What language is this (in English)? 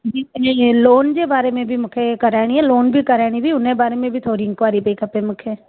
Sindhi